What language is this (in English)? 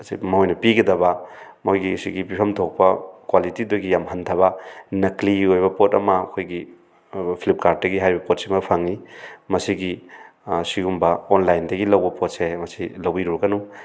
Manipuri